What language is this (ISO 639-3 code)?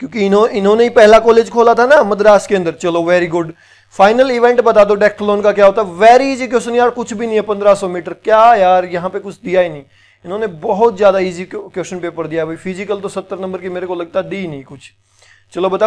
hin